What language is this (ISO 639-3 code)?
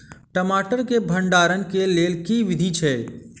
mai